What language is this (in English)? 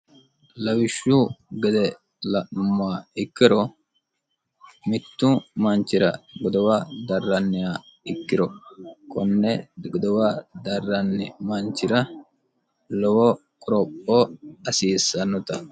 Sidamo